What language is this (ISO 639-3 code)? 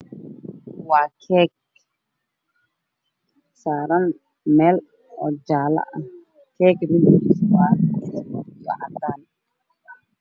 som